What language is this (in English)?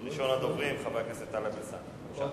Hebrew